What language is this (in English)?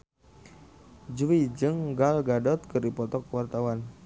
Sundanese